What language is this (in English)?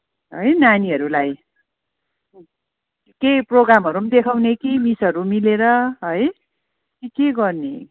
Nepali